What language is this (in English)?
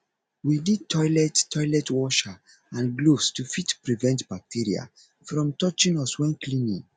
Nigerian Pidgin